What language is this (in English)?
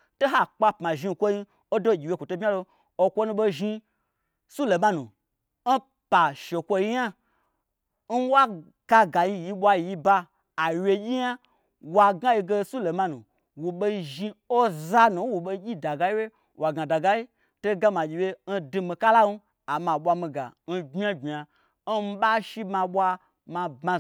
Gbagyi